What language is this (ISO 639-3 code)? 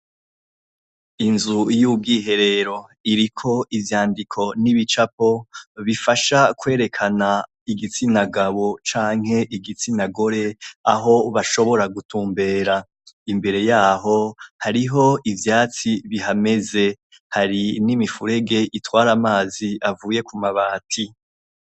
run